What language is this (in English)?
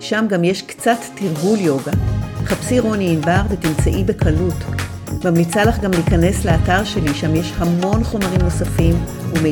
Hebrew